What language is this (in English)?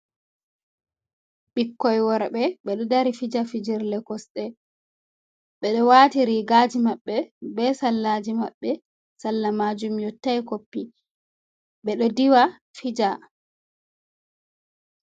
Fula